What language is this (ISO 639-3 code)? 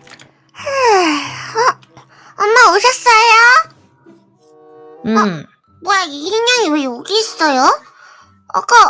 kor